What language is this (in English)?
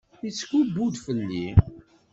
Kabyle